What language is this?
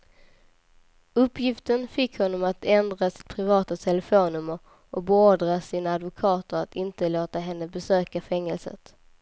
Swedish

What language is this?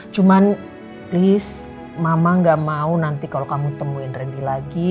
Indonesian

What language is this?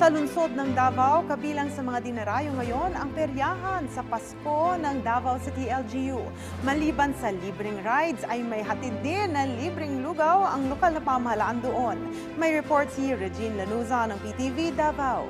Filipino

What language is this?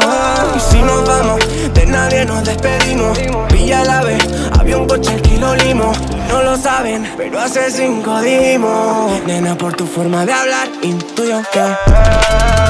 Romanian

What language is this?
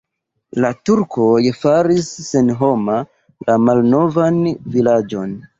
Esperanto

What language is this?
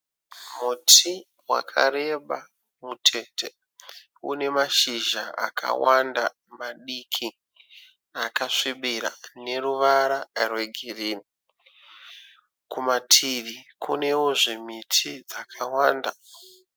Shona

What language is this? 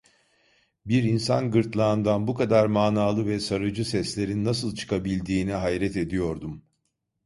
Turkish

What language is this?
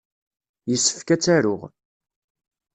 Kabyle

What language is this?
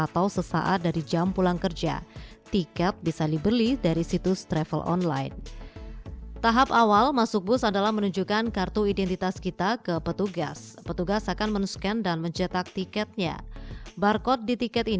Indonesian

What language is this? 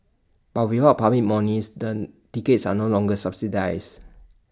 English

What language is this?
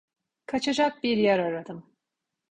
Turkish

